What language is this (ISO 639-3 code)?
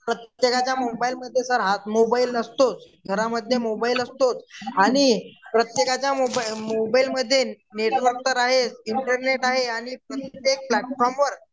mar